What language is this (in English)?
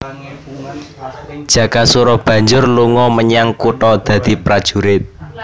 Javanese